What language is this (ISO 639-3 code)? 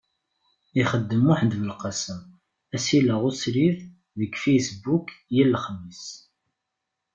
kab